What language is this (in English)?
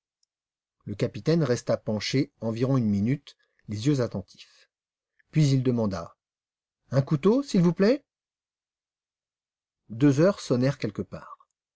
French